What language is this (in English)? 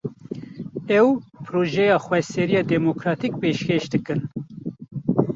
Kurdish